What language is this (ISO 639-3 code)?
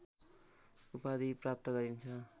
nep